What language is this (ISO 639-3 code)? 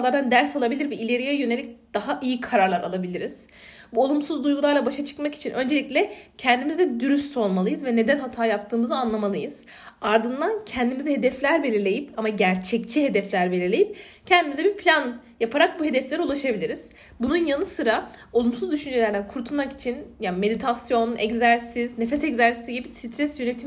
tur